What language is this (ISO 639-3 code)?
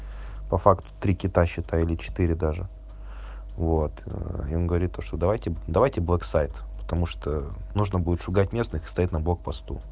rus